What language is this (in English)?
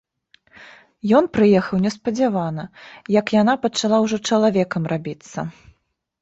Belarusian